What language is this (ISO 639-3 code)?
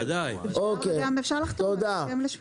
heb